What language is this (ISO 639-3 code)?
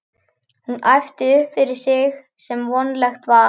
isl